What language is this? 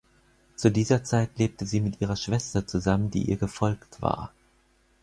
German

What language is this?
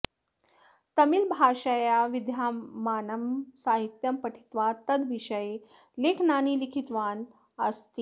Sanskrit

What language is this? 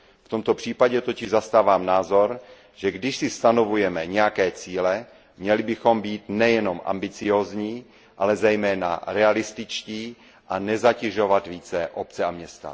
Czech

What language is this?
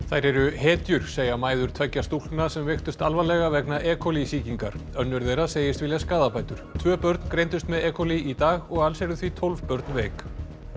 Icelandic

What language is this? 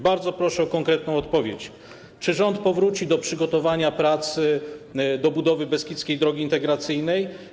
Polish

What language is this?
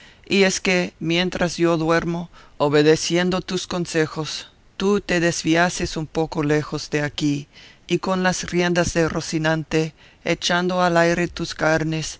Spanish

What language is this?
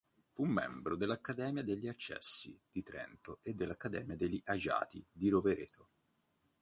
Italian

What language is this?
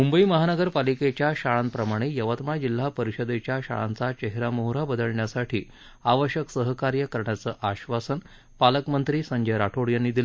Marathi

